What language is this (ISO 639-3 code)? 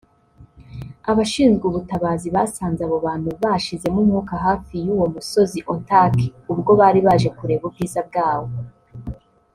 kin